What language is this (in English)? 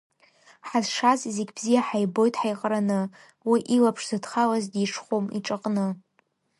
Abkhazian